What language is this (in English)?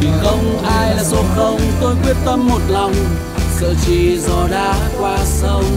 Vietnamese